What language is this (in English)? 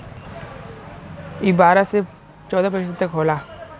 Bhojpuri